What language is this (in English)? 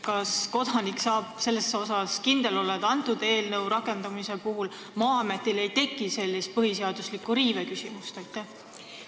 Estonian